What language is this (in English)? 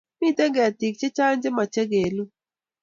Kalenjin